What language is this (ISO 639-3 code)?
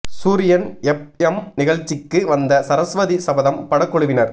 tam